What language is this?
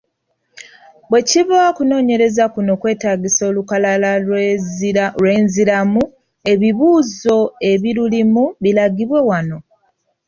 Ganda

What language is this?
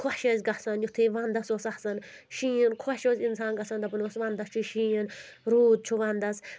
Kashmiri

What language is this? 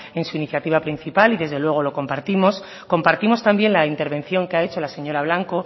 Spanish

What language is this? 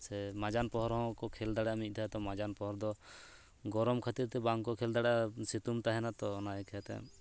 Santali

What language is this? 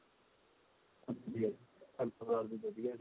Punjabi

